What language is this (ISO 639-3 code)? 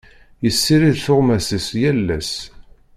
kab